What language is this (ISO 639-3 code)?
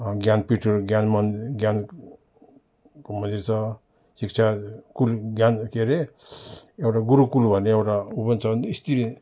nep